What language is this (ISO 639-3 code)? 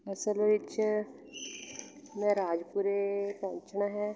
pan